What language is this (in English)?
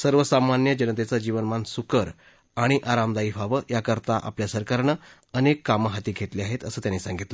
Marathi